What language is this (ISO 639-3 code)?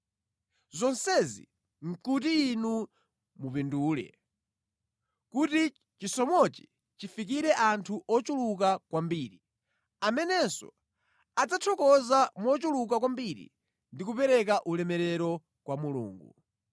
nya